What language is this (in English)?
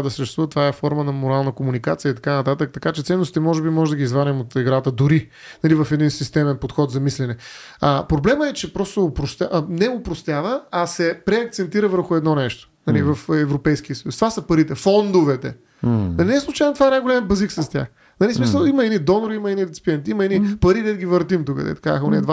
Bulgarian